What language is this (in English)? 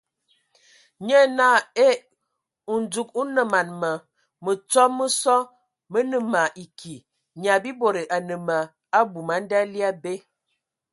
Ewondo